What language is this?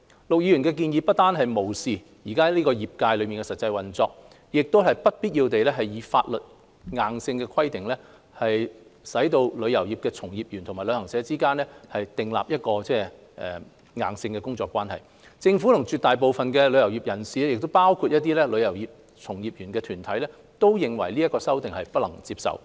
Cantonese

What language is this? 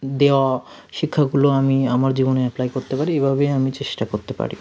Bangla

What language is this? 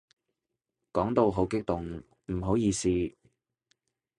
Cantonese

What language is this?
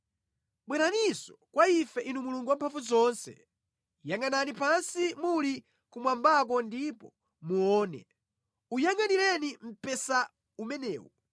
Nyanja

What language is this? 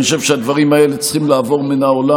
Hebrew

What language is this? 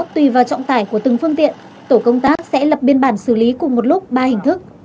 Vietnamese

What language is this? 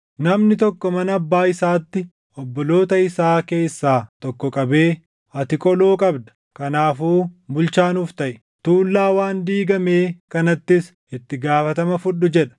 Oromo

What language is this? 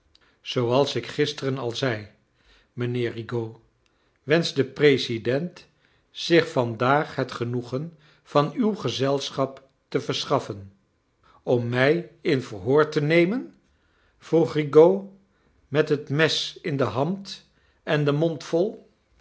Dutch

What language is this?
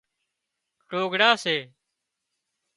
Wadiyara Koli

